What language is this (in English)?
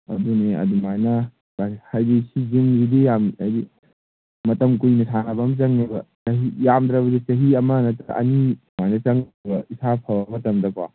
Manipuri